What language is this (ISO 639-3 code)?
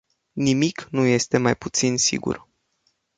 ron